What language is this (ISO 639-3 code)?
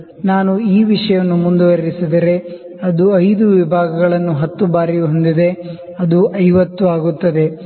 kan